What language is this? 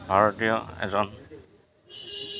Assamese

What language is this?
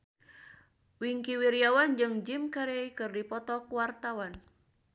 Sundanese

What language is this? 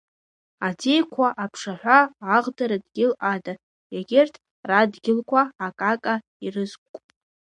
Abkhazian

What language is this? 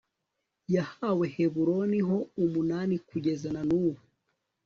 Kinyarwanda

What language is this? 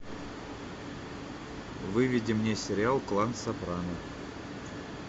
Russian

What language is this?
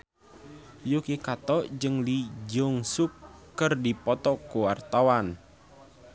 Sundanese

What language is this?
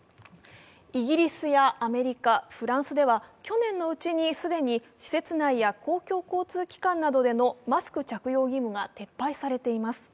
Japanese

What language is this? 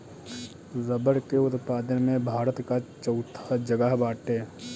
Bhojpuri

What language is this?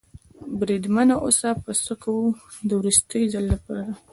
Pashto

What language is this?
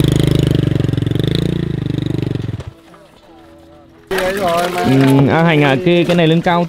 Vietnamese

